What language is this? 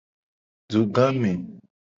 Gen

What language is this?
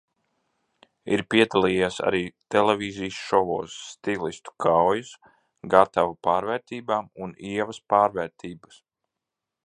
Latvian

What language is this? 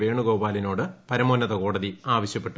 Malayalam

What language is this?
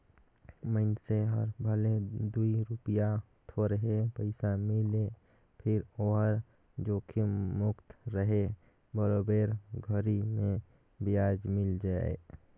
Chhattisgarhi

